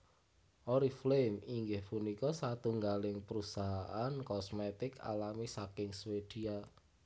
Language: Javanese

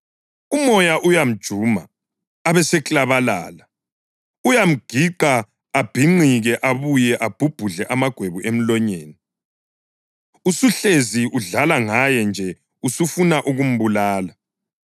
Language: North Ndebele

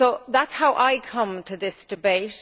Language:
English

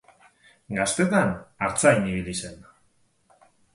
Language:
Basque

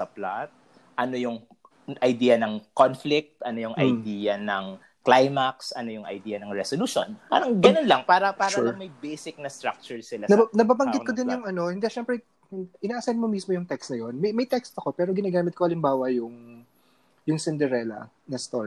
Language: Filipino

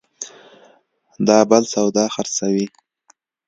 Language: Pashto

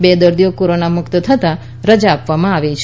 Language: Gujarati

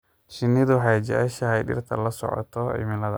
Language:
Somali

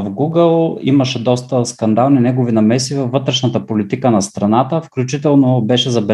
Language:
Bulgarian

